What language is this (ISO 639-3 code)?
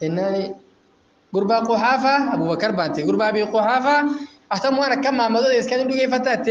ara